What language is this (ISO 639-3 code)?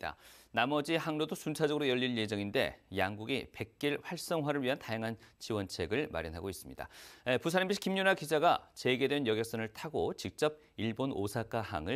kor